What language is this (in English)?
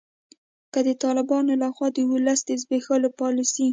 Pashto